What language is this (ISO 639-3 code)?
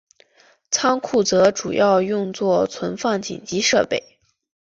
zho